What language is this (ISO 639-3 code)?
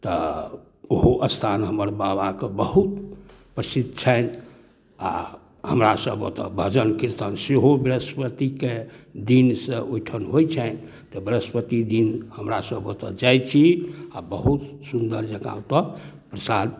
mai